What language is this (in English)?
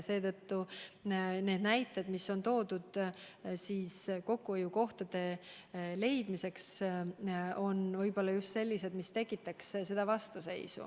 Estonian